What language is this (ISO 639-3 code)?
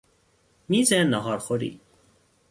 fas